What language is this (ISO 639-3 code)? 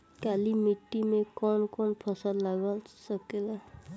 bho